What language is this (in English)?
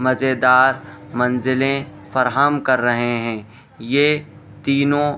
Urdu